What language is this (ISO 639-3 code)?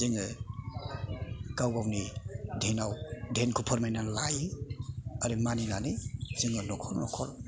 brx